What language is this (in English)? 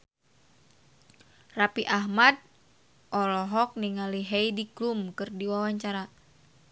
Sundanese